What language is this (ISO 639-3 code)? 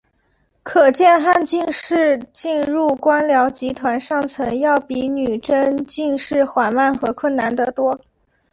zho